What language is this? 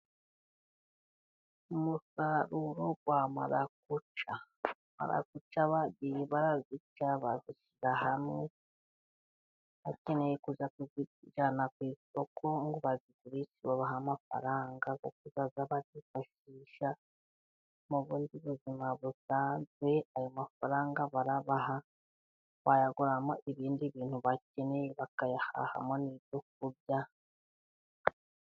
Kinyarwanda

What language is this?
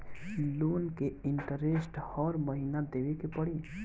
Bhojpuri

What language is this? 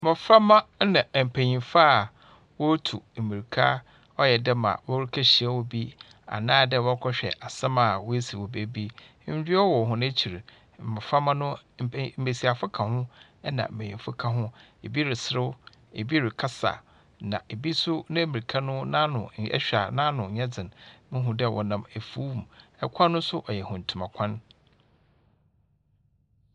Akan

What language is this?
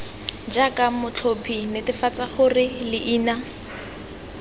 Tswana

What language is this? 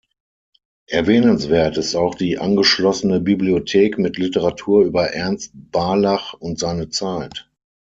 German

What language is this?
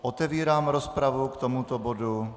Czech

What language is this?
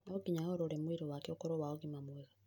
Kikuyu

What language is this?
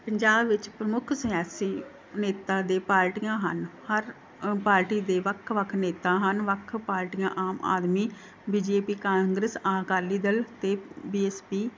Punjabi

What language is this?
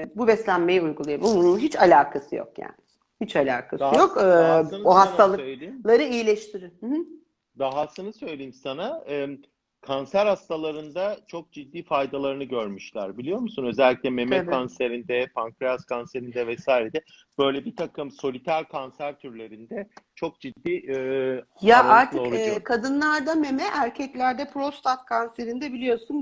Turkish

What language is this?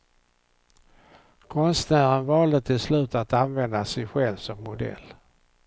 Swedish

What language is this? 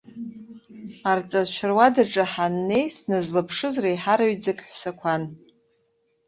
Abkhazian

